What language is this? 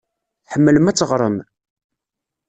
Kabyle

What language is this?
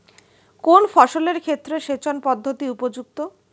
Bangla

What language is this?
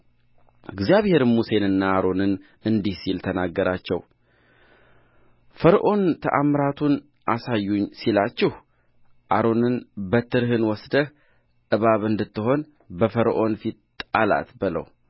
Amharic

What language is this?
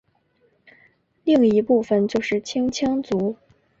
Chinese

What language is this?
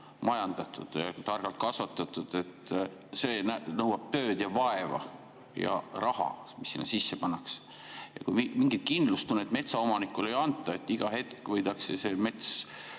Estonian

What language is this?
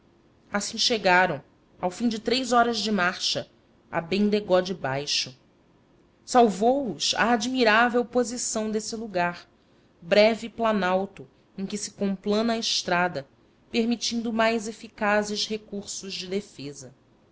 Portuguese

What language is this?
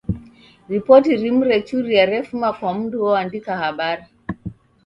Taita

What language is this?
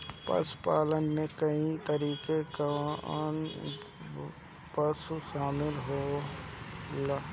Bhojpuri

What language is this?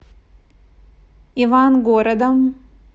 Russian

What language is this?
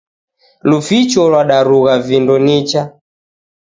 Taita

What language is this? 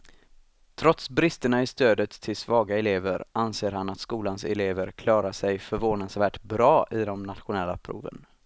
Swedish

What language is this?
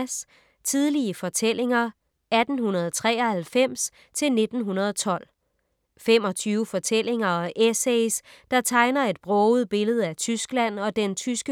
Danish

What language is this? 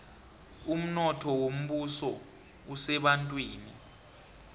South Ndebele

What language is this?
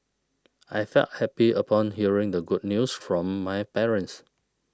English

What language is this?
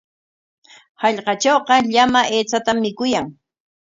Corongo Ancash Quechua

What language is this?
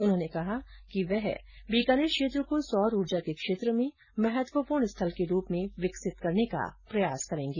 Hindi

